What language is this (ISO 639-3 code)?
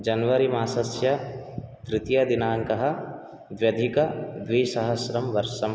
san